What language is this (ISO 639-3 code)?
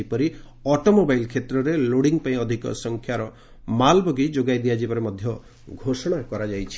ori